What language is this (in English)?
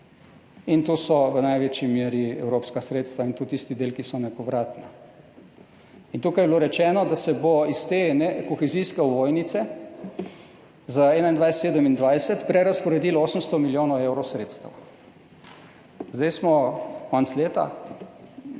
Slovenian